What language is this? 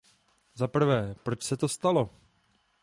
Czech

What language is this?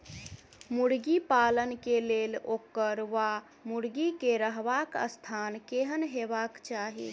Maithili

